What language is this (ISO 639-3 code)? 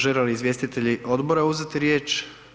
hrv